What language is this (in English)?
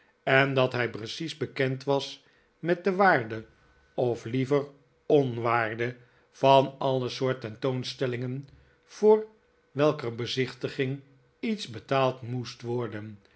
Dutch